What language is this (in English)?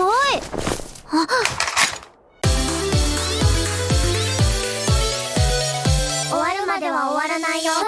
Japanese